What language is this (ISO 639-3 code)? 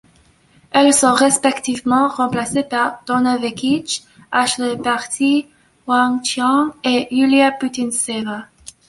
fra